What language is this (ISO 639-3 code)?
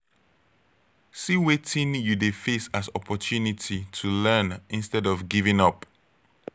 pcm